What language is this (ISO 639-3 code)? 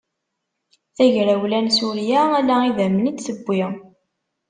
kab